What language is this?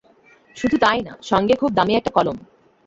Bangla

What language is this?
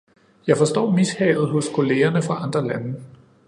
Danish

